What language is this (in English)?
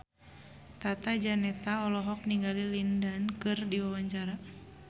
Sundanese